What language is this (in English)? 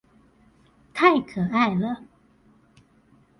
Chinese